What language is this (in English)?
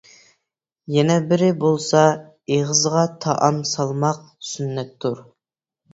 Uyghur